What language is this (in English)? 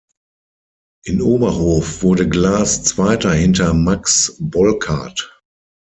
German